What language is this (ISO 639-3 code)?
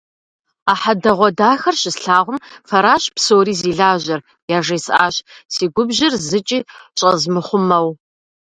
kbd